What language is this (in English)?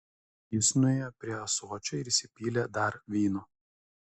Lithuanian